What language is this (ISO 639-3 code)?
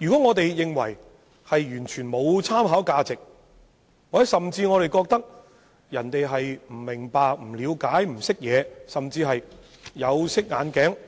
yue